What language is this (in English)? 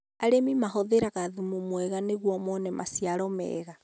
Kikuyu